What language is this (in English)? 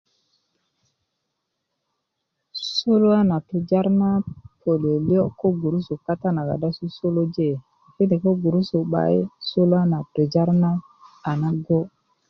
Kuku